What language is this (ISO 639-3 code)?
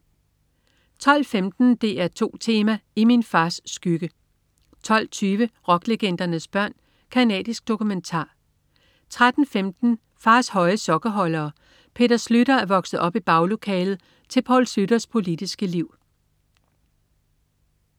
dan